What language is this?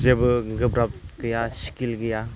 Bodo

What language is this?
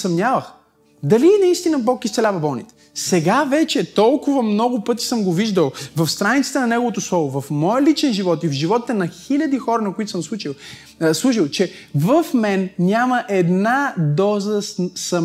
Bulgarian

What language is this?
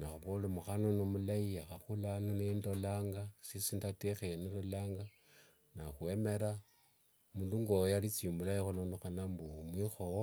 Wanga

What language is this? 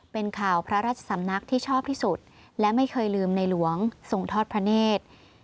Thai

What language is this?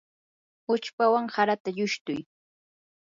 Yanahuanca Pasco Quechua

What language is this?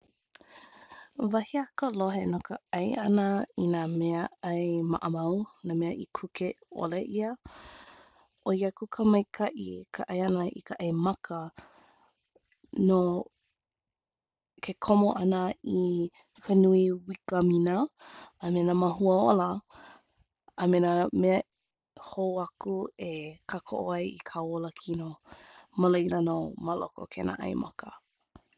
Hawaiian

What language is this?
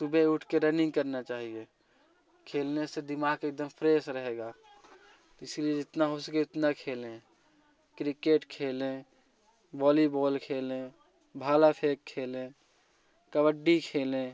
Hindi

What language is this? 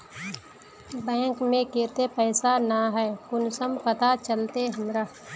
Magahi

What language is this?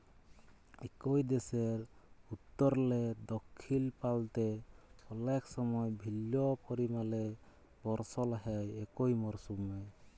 Bangla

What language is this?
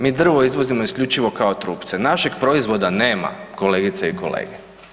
Croatian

